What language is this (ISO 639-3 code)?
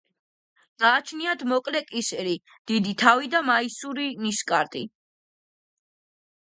kat